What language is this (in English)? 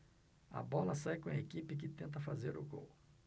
Portuguese